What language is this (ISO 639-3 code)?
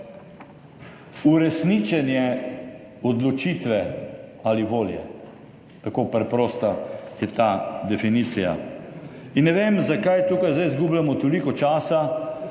slv